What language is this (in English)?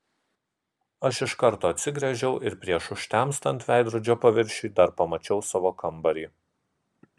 Lithuanian